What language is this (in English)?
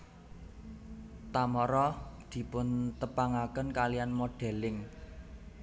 Javanese